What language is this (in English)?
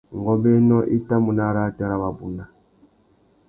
Tuki